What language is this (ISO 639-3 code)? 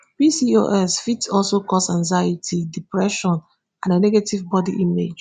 pcm